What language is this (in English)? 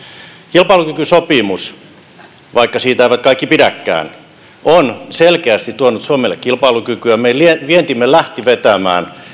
Finnish